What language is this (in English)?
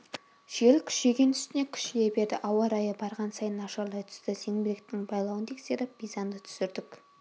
Kazakh